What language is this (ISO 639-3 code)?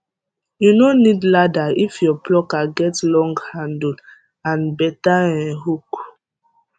pcm